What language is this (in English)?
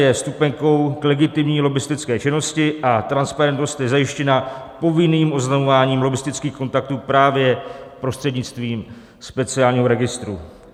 Czech